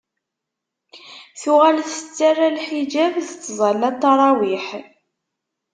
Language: Kabyle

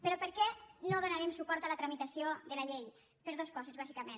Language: Catalan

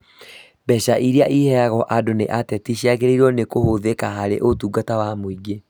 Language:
Kikuyu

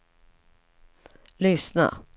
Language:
Swedish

